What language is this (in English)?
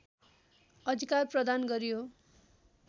Nepali